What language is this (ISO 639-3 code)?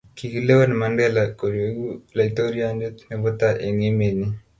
kln